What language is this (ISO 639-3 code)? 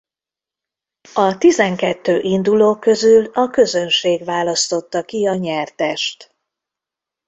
hun